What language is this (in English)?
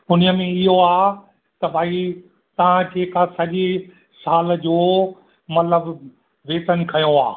Sindhi